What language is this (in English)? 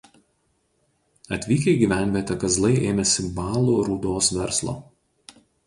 Lithuanian